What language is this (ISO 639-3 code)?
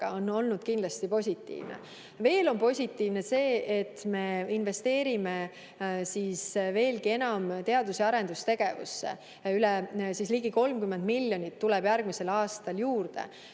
est